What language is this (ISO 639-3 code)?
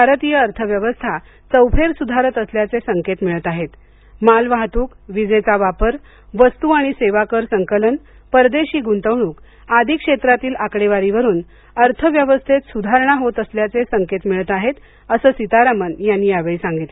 mar